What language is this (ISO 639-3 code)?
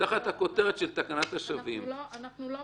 heb